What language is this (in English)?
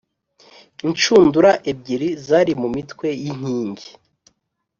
Kinyarwanda